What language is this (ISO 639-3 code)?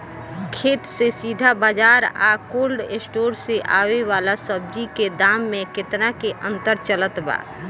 bho